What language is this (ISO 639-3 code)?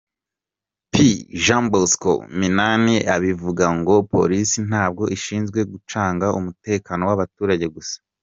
kin